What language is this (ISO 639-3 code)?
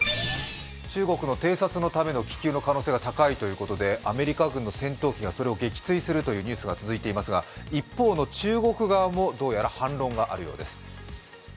jpn